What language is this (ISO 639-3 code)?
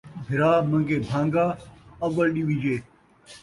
skr